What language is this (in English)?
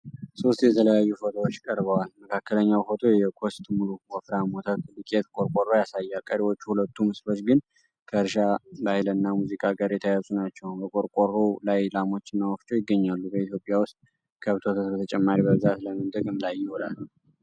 Amharic